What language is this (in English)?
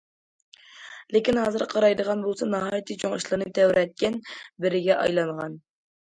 Uyghur